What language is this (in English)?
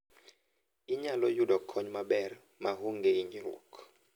Luo (Kenya and Tanzania)